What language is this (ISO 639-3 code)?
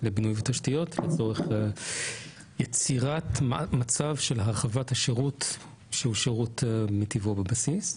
heb